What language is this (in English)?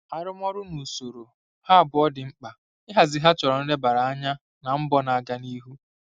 Igbo